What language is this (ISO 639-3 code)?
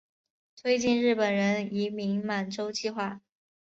zho